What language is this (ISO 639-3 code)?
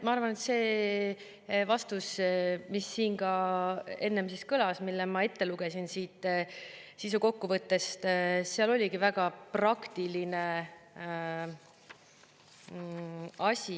est